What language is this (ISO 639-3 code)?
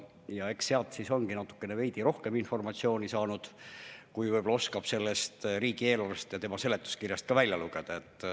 est